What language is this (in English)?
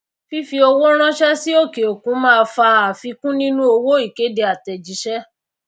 Yoruba